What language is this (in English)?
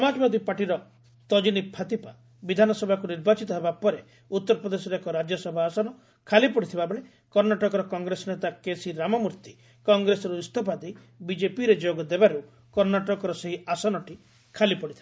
Odia